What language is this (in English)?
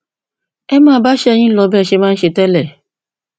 Yoruba